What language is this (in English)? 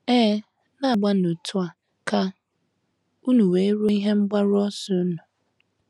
Igbo